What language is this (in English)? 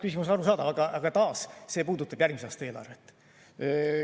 Estonian